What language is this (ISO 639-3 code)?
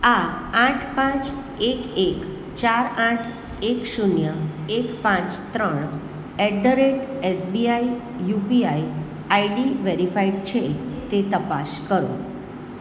guj